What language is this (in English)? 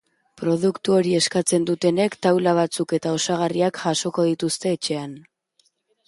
Basque